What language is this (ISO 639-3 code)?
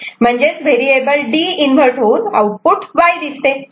mar